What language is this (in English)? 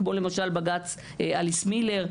Hebrew